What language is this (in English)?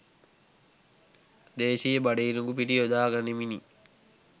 Sinhala